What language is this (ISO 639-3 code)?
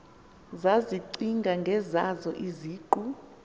xho